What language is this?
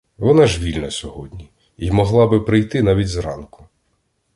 Ukrainian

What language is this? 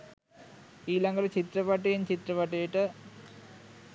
Sinhala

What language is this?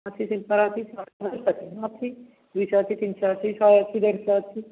Odia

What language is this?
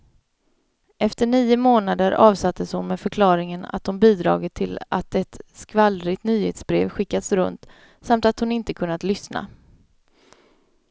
Swedish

